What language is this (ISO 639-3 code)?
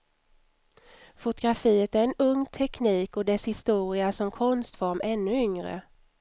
swe